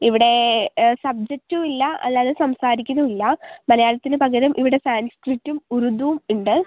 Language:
Malayalam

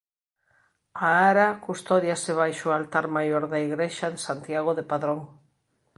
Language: Galician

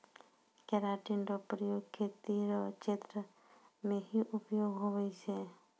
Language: Maithili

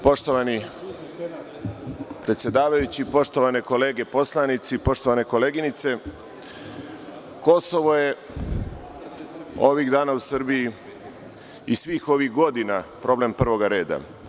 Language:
Serbian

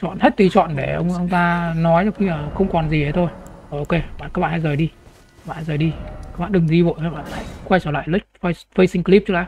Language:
Vietnamese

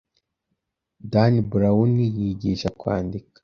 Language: Kinyarwanda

